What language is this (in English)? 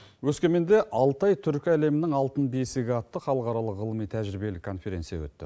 Kazakh